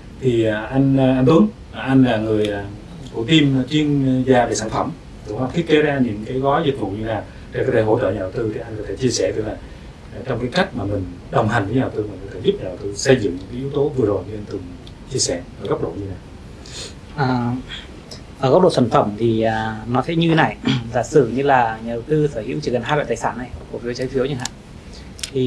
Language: Vietnamese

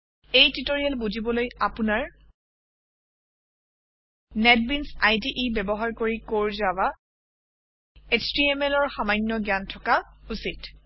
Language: Assamese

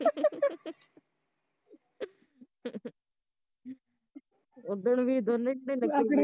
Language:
Punjabi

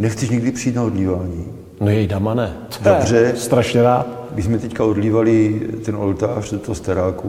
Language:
Czech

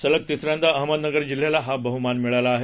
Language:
Marathi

